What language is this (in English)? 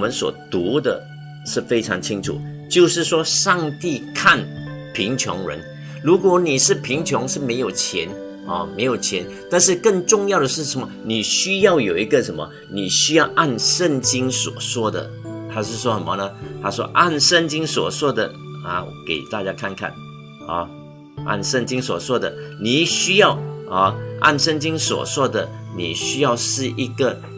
Chinese